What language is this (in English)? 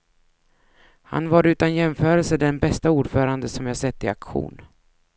Swedish